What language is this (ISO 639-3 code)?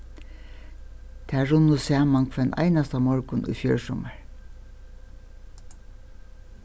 fao